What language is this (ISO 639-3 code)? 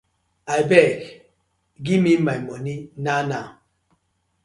pcm